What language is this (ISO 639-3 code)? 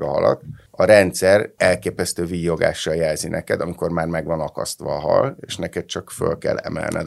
hun